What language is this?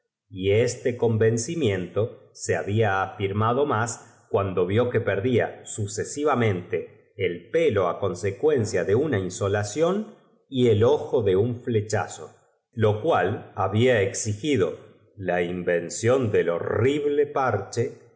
Spanish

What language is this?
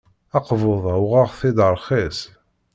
Kabyle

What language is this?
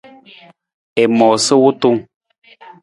Nawdm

